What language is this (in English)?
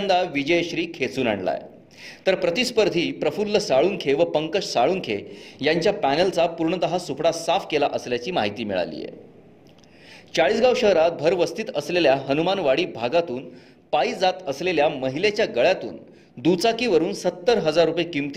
Marathi